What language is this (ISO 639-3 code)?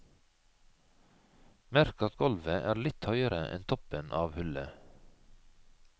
nor